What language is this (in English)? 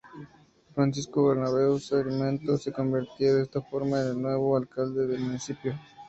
Spanish